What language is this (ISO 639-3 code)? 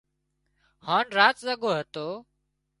kxp